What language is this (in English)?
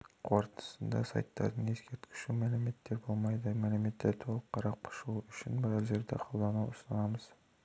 Kazakh